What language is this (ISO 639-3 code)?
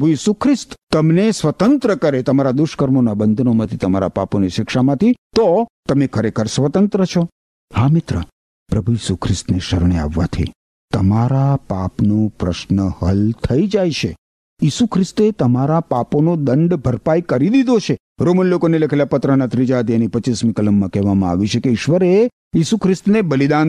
guj